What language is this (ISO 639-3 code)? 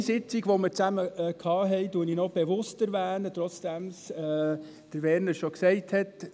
gsw